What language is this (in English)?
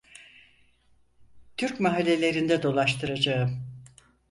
Turkish